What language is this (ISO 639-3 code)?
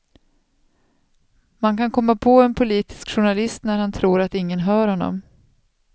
swe